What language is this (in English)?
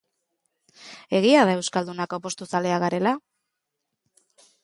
Basque